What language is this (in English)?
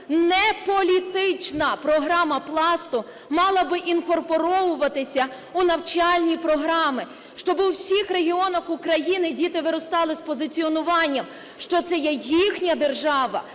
Ukrainian